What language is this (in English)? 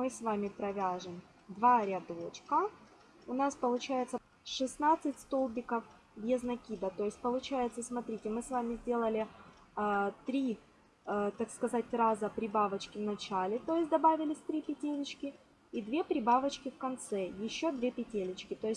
Russian